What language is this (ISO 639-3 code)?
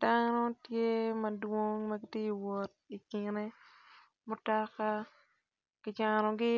ach